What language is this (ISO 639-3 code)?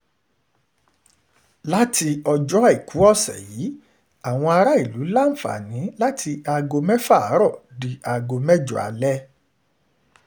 yor